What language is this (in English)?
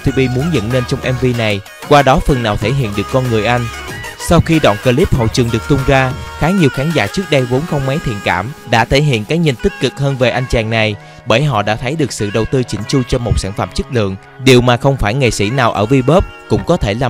Vietnamese